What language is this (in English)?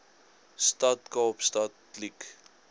Afrikaans